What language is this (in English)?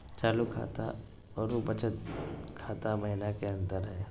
Magahi